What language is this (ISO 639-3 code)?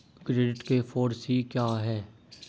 hin